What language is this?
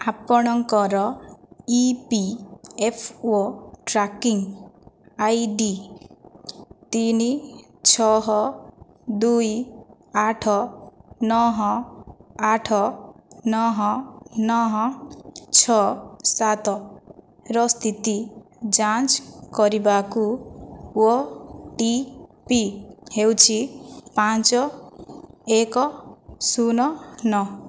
Odia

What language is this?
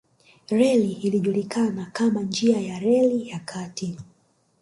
Swahili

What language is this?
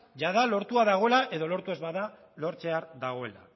Basque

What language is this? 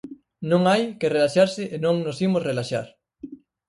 Galician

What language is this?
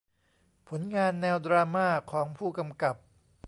Thai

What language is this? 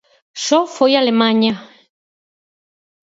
Galician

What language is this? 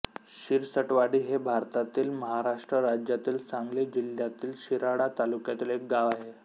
Marathi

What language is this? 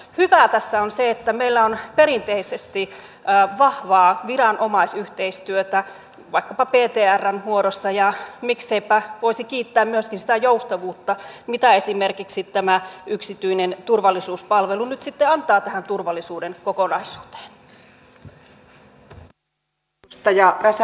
Finnish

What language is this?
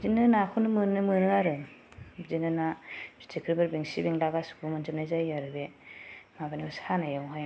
Bodo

